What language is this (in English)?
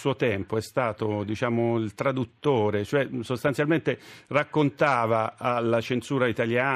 Italian